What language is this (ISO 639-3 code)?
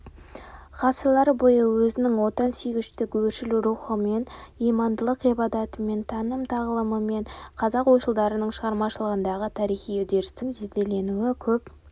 kaz